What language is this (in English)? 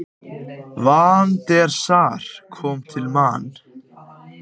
Icelandic